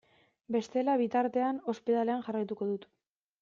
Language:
Basque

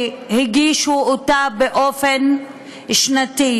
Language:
Hebrew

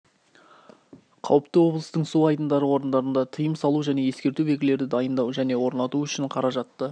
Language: Kazakh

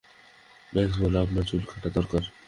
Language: Bangla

